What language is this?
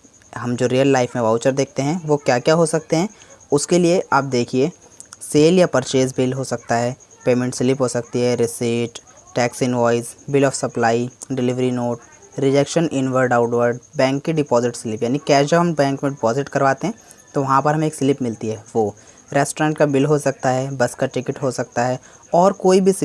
Hindi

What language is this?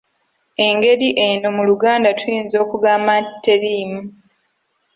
Ganda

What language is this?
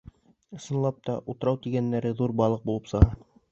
Bashkir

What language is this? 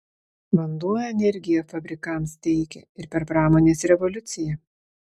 Lithuanian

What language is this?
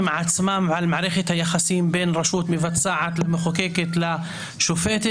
Hebrew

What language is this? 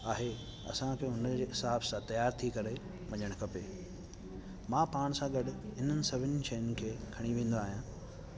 Sindhi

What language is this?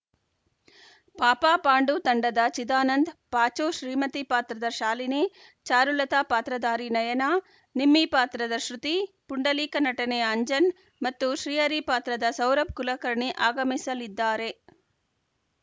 Kannada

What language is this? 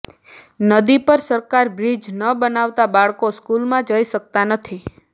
Gujarati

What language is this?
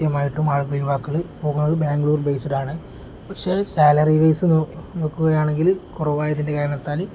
Malayalam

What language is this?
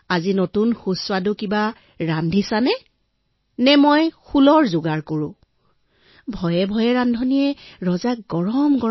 Assamese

